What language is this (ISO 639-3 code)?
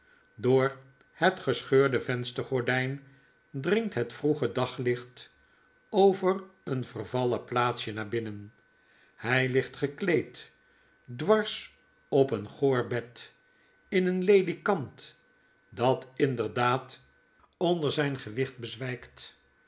nld